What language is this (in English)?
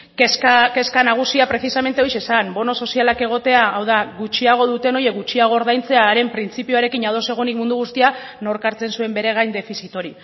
Basque